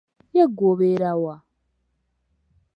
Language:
Ganda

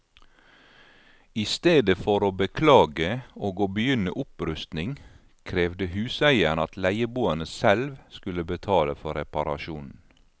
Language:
Norwegian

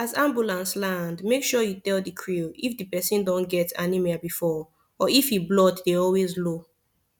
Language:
Nigerian Pidgin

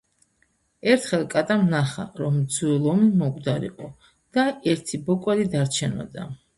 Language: Georgian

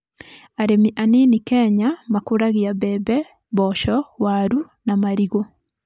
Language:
Kikuyu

